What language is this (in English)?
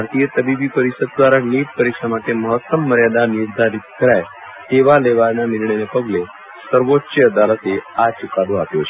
Gujarati